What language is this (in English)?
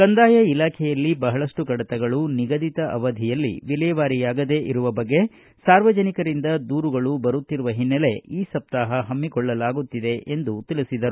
Kannada